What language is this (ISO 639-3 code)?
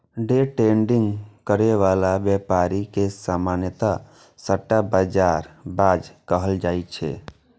mai